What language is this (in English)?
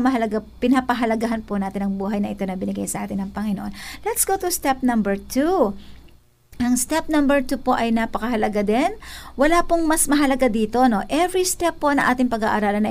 Filipino